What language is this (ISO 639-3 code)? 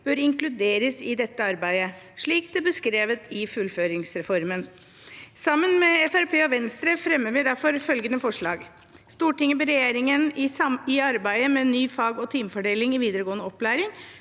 nor